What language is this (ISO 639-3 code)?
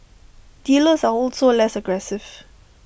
eng